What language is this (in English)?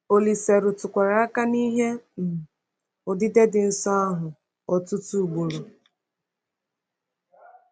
Igbo